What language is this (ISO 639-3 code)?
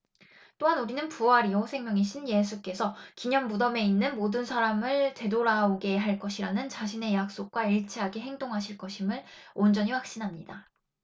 kor